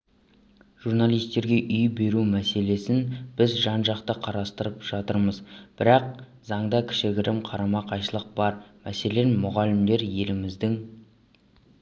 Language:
Kazakh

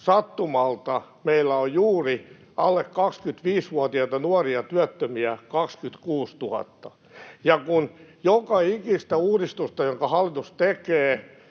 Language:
Finnish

